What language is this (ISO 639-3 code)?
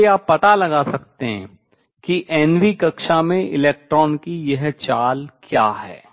hin